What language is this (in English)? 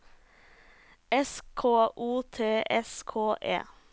Norwegian